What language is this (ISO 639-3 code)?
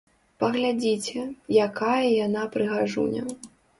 bel